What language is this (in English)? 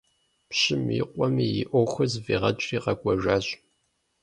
Kabardian